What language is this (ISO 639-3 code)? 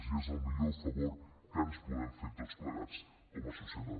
cat